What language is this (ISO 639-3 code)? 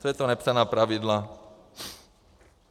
ces